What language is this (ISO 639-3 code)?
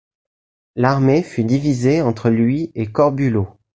fra